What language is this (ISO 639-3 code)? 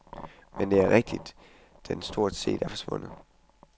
dan